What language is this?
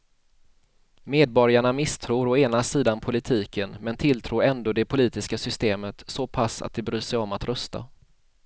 Swedish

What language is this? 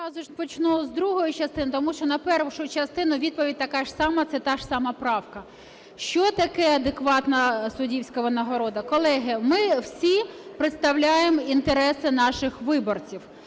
Ukrainian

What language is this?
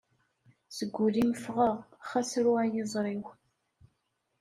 Kabyle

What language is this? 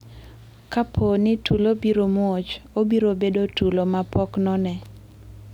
Luo (Kenya and Tanzania)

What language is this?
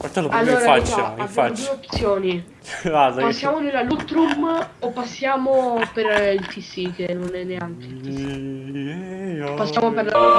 Italian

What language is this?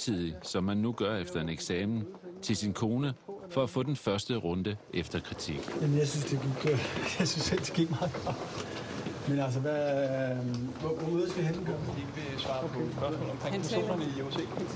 Danish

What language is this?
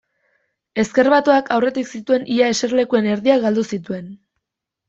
Basque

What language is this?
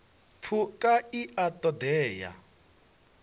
Venda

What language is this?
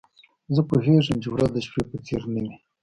Pashto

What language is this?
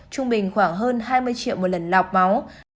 Vietnamese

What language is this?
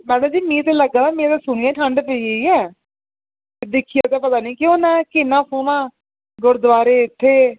Dogri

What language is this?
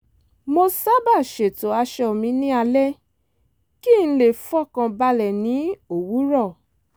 Yoruba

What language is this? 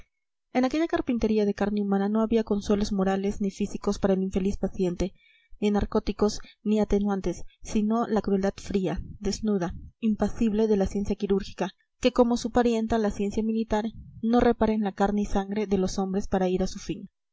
Spanish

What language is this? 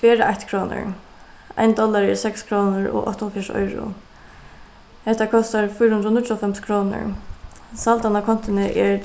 Faroese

